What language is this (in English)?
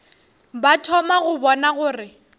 Northern Sotho